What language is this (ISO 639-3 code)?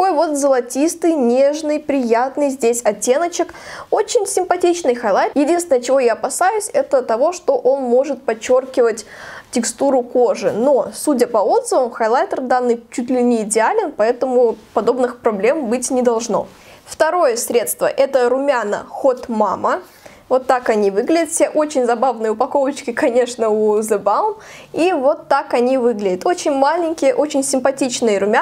rus